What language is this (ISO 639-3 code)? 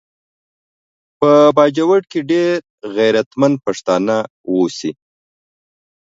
pus